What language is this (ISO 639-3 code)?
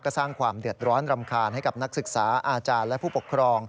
tha